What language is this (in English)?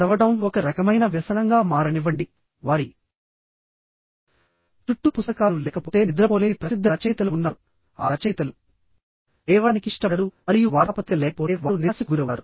Telugu